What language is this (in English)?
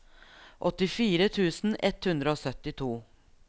Norwegian